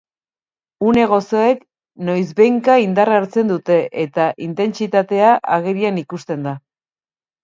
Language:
Basque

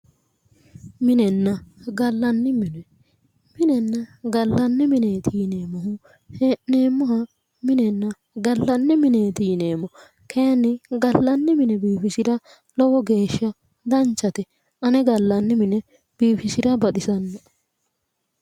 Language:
Sidamo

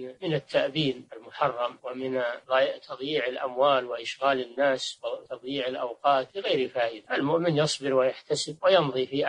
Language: Arabic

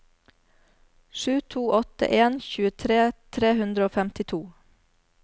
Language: Norwegian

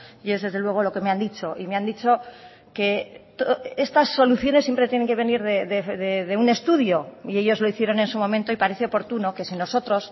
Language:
Spanish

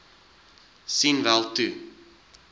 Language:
Afrikaans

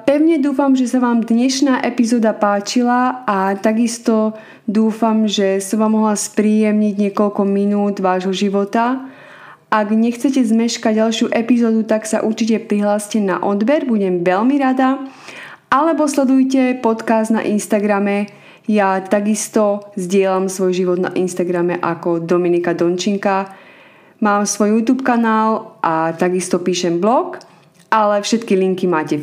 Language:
Slovak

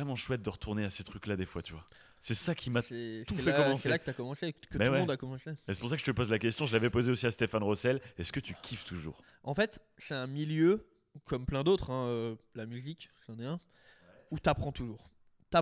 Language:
French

